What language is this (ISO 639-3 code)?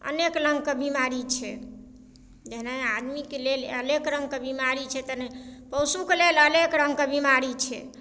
mai